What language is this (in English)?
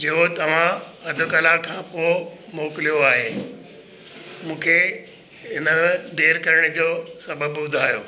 Sindhi